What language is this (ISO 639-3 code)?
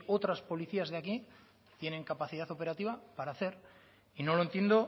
spa